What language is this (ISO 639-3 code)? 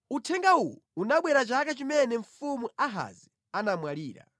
nya